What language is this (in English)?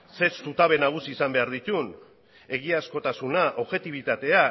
Basque